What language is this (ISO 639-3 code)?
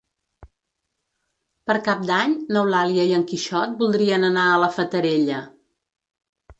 cat